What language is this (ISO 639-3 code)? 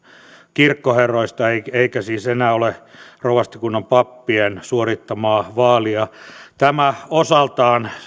fin